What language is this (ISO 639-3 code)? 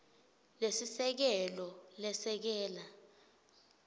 ssw